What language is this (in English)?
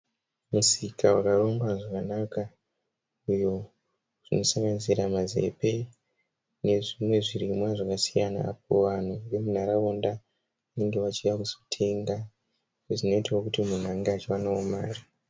Shona